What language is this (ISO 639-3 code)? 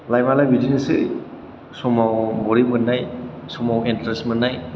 brx